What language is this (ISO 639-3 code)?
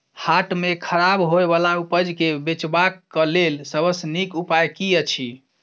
mai